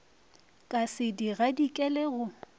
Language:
Northern Sotho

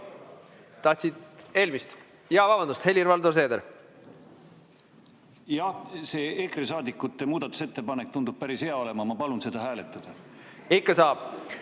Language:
Estonian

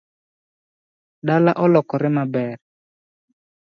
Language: Luo (Kenya and Tanzania)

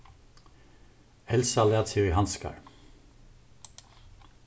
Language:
Faroese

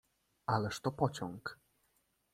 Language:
Polish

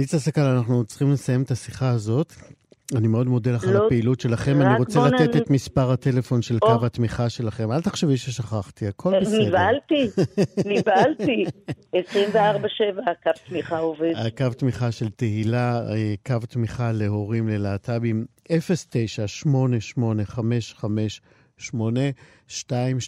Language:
Hebrew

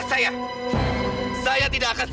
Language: Indonesian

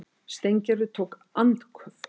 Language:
Icelandic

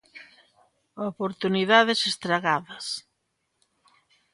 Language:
Galician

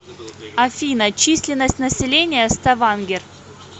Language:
Russian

